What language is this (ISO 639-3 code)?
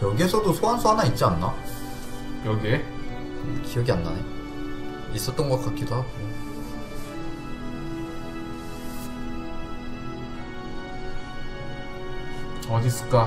kor